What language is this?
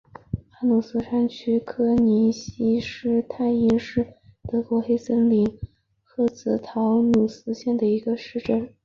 Chinese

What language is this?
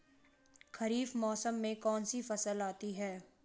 Hindi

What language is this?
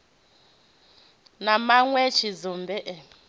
Venda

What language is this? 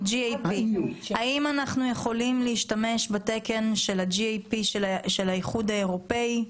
Hebrew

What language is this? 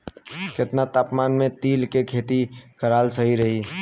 Bhojpuri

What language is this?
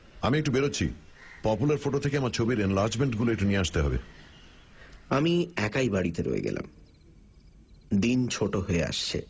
Bangla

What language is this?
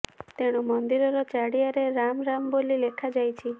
Odia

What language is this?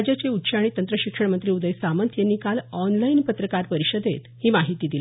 Marathi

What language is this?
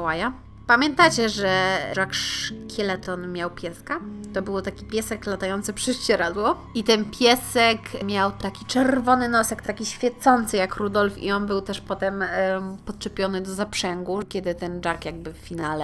Polish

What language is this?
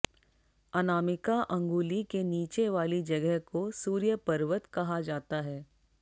Hindi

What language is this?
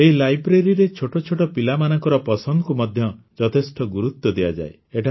Odia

